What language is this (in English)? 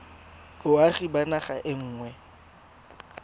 Tswana